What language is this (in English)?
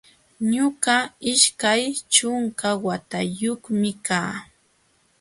Jauja Wanca Quechua